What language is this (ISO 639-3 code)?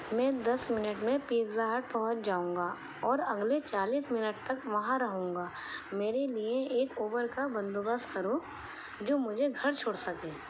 urd